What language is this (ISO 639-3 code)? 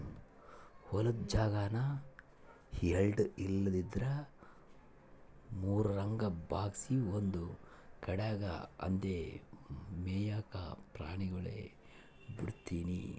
kan